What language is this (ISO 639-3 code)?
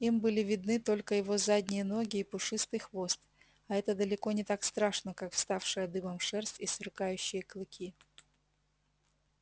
rus